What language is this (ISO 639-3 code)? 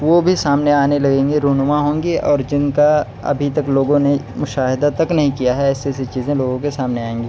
urd